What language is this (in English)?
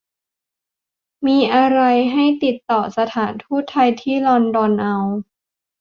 Thai